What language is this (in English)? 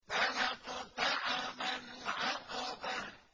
Arabic